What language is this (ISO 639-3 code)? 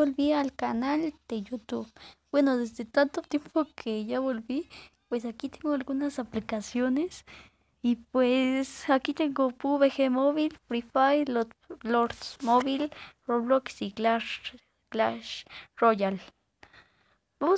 spa